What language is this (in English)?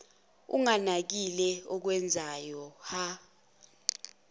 Zulu